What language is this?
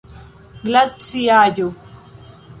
Esperanto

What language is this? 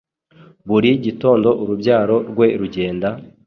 Kinyarwanda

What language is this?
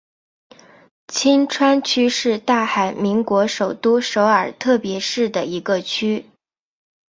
Chinese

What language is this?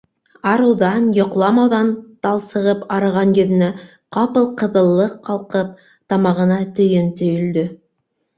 Bashkir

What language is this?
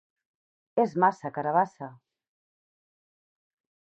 Catalan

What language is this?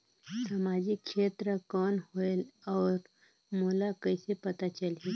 Chhattisgarhi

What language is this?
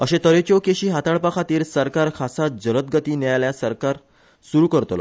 Konkani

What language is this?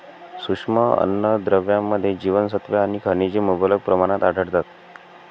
Marathi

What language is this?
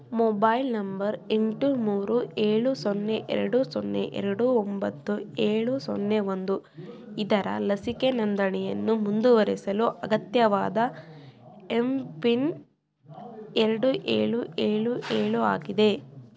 Kannada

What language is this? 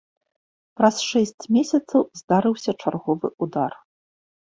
Belarusian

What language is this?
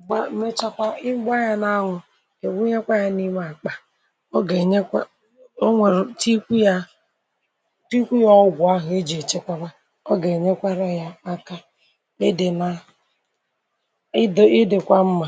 Igbo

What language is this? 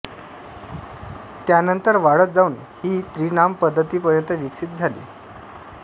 Marathi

